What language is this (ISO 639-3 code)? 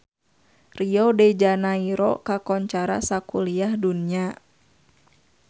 sun